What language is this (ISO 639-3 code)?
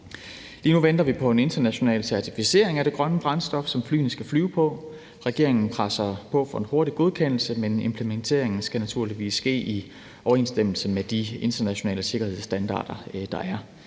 dan